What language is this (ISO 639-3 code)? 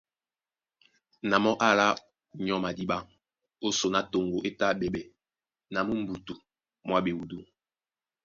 dua